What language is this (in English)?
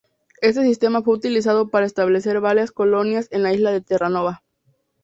Spanish